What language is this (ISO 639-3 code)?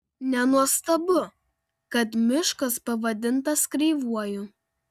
lit